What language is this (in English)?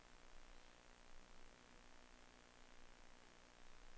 Danish